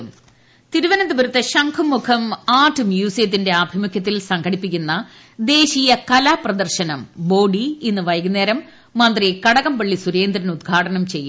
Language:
Malayalam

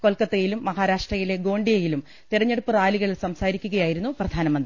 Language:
Malayalam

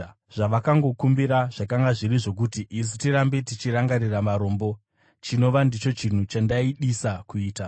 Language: Shona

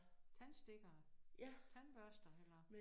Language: Danish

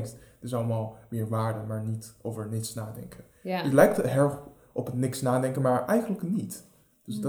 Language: Dutch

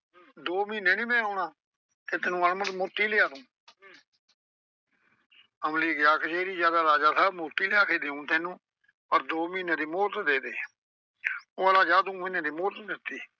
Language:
Punjabi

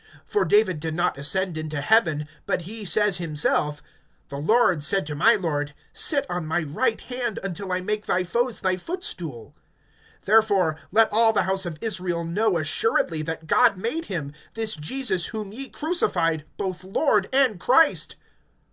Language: English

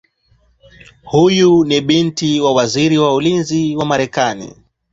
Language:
Swahili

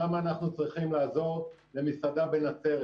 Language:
Hebrew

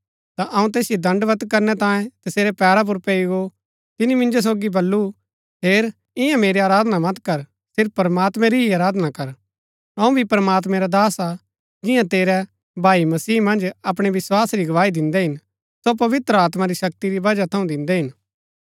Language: Gaddi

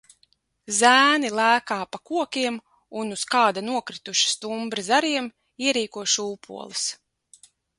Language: Latvian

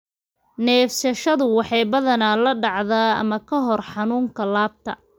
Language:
Somali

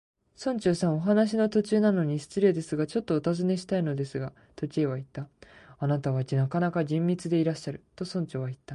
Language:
Japanese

